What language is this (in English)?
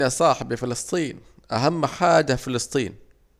Saidi Arabic